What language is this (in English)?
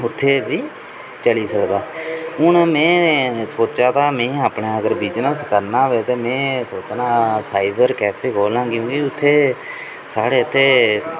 Dogri